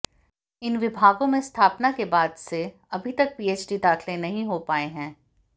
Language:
Hindi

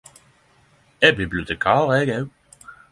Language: Norwegian Nynorsk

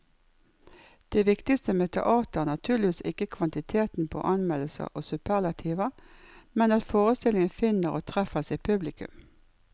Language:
Norwegian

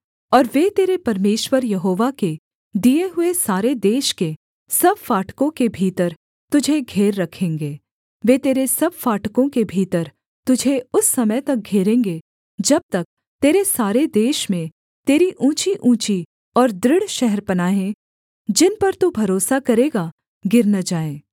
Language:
Hindi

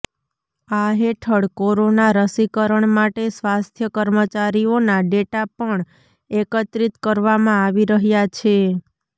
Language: Gujarati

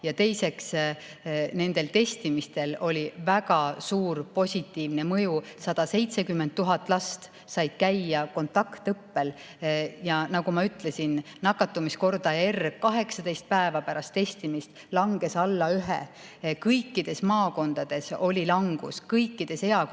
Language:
Estonian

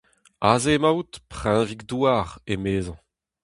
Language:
Breton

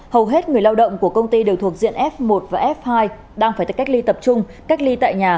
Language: Vietnamese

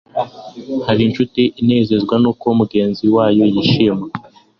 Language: Kinyarwanda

